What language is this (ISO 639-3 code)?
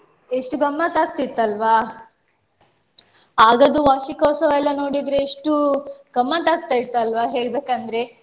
kan